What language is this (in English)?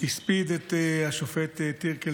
Hebrew